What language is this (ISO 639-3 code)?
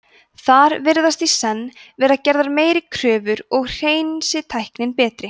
isl